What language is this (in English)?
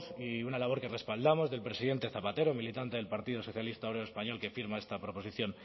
Spanish